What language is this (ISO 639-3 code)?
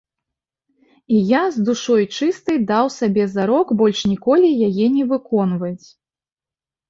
bel